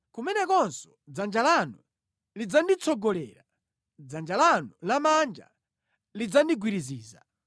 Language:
Nyanja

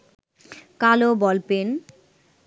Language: Bangla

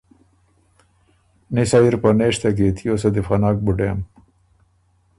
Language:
Ormuri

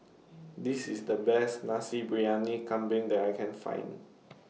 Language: English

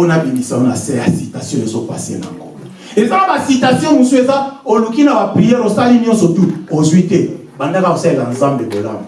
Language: French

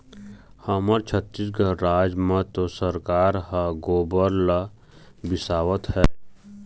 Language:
Chhattisgarhi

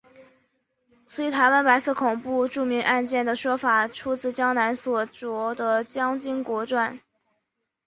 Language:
Chinese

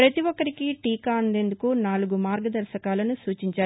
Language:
Telugu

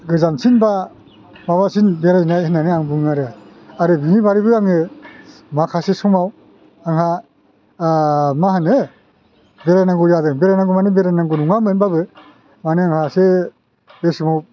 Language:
Bodo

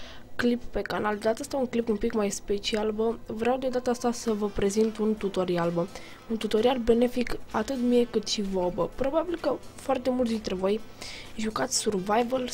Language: Romanian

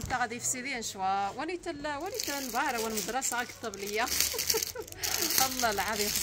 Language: Arabic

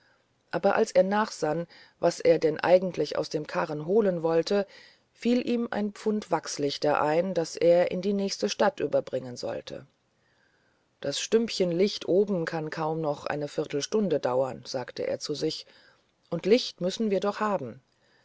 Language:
German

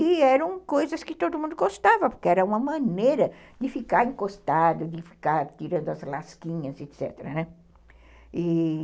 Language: Portuguese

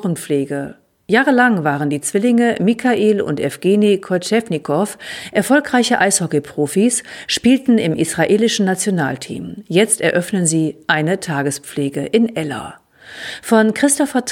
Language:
German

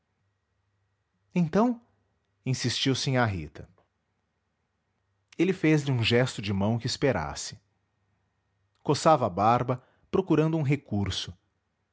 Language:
Portuguese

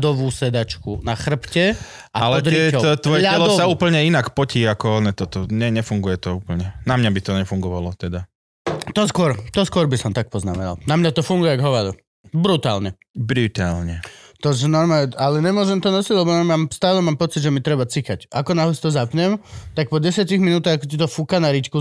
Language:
Slovak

